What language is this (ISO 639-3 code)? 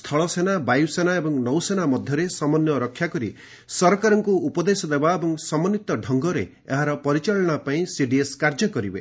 ori